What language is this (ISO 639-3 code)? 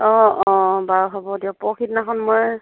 asm